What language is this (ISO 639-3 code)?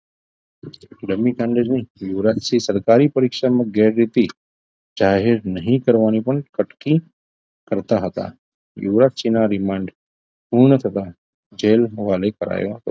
guj